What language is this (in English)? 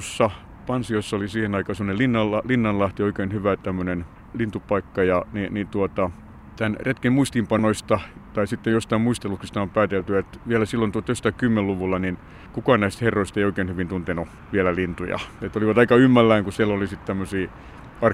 Finnish